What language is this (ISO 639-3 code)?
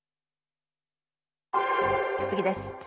jpn